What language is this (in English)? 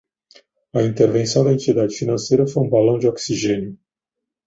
Portuguese